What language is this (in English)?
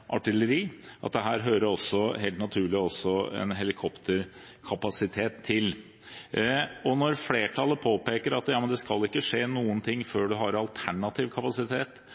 Norwegian Bokmål